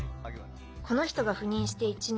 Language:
Japanese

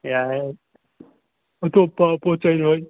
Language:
Manipuri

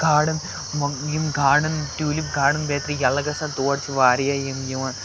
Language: Kashmiri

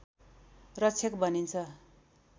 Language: Nepali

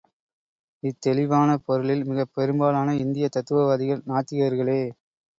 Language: Tamil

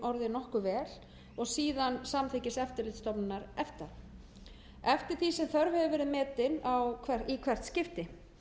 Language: Icelandic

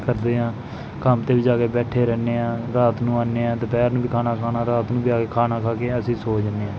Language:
Punjabi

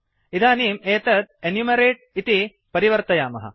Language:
Sanskrit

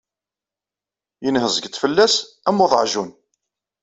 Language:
Kabyle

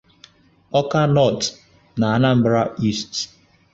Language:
Igbo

